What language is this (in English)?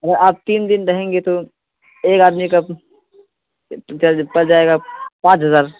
Urdu